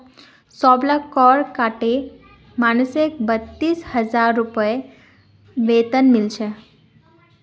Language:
Magahi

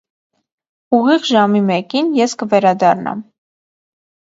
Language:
Armenian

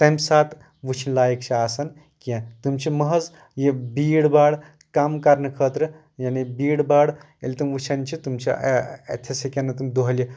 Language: Kashmiri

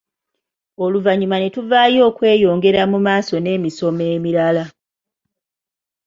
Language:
Ganda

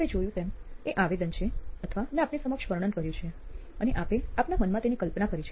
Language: Gujarati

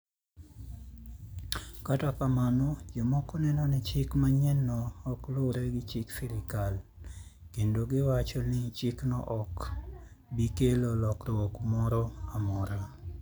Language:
Luo (Kenya and Tanzania)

